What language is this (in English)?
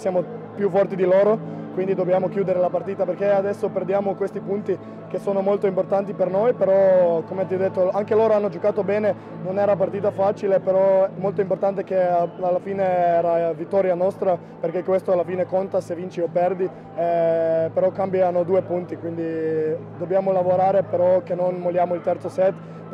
Italian